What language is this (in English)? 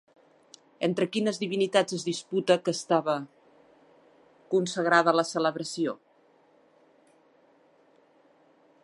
Catalan